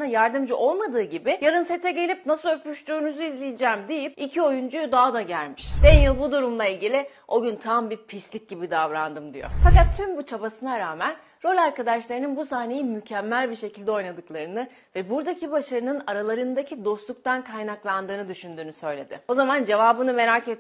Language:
Turkish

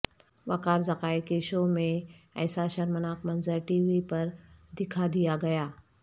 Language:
Urdu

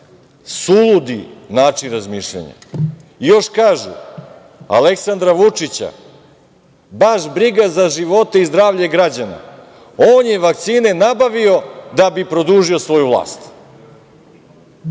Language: Serbian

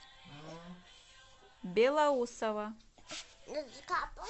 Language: Russian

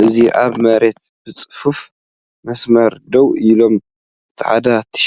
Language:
Tigrinya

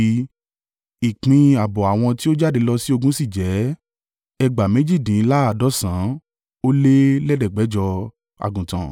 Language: Yoruba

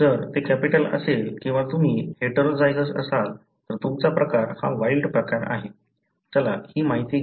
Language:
Marathi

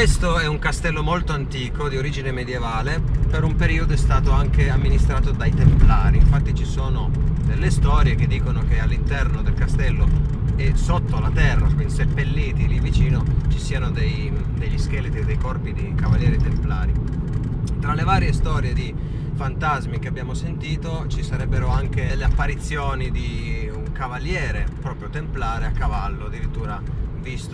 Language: Italian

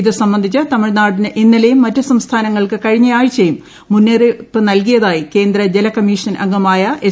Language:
Malayalam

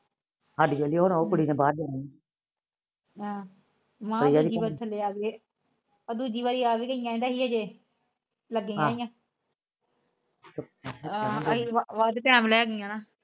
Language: Punjabi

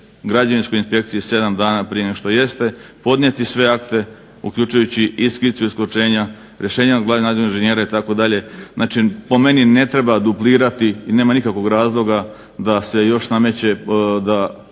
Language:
Croatian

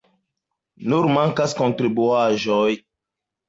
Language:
Esperanto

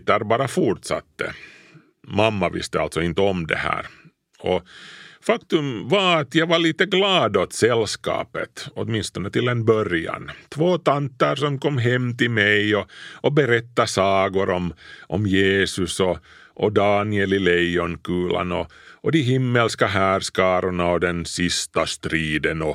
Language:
Swedish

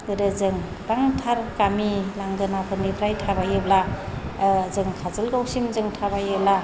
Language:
Bodo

